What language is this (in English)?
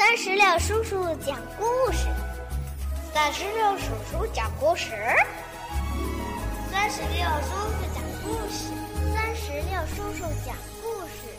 Chinese